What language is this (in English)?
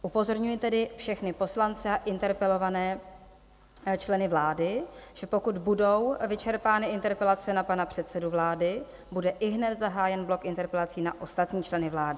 Czech